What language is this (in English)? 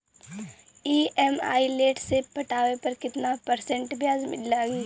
Bhojpuri